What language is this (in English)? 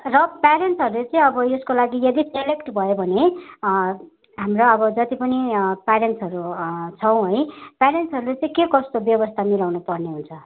Nepali